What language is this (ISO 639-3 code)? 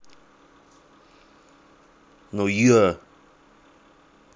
rus